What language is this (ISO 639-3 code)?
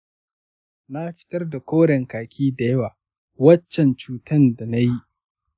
hau